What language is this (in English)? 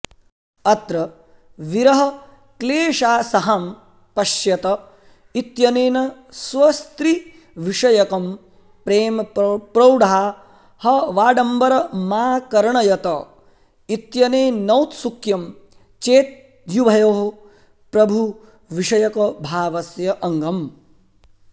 Sanskrit